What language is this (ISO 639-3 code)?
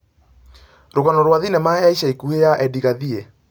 kik